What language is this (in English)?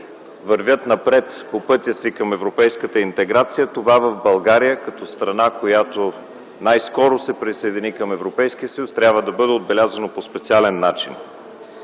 Bulgarian